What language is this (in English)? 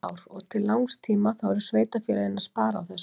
Icelandic